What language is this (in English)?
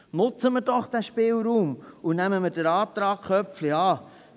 Swiss German